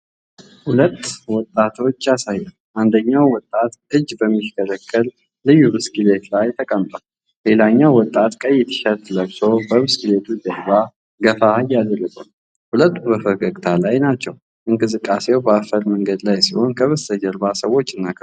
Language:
Amharic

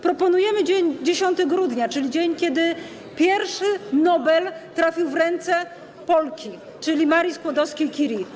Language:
Polish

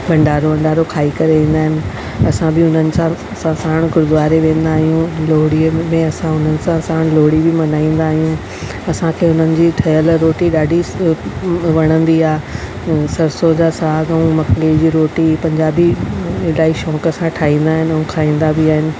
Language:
Sindhi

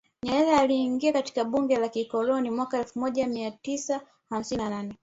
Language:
Swahili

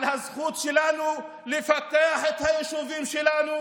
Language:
Hebrew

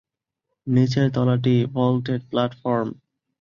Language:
Bangla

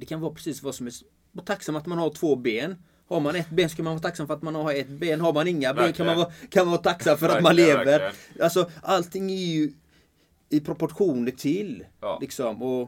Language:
Swedish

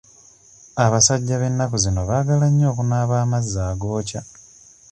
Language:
Ganda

